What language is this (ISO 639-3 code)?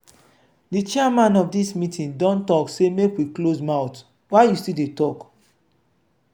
pcm